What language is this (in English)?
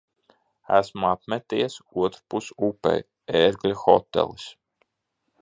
Latvian